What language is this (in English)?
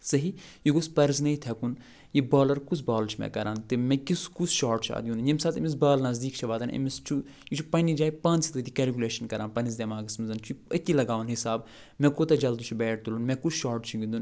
Kashmiri